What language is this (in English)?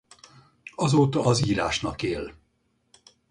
Hungarian